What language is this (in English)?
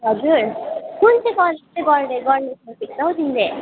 Nepali